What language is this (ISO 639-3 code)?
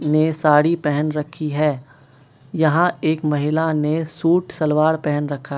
hin